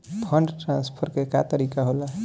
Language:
Bhojpuri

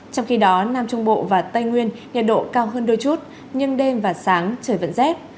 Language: Vietnamese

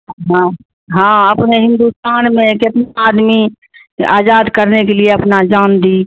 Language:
Urdu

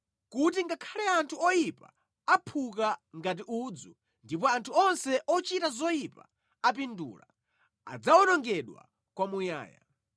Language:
Nyanja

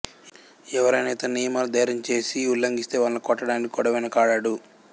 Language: Telugu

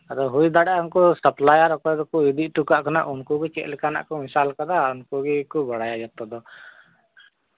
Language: Santali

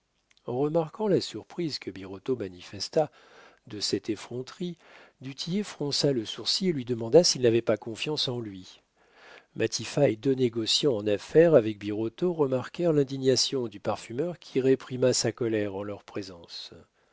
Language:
French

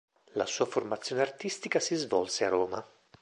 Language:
Italian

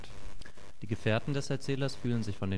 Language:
German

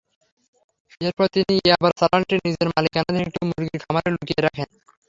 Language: Bangla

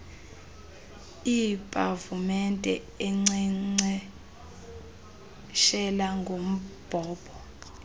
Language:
Xhosa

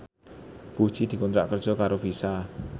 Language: Javanese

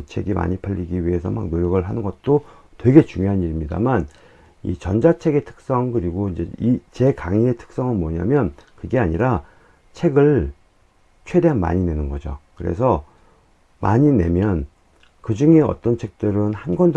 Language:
Korean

